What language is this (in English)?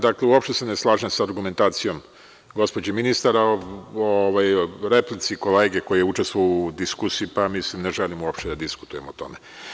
Serbian